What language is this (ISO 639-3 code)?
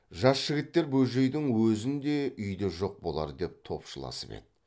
kaz